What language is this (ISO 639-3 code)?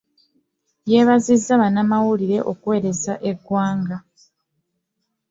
lug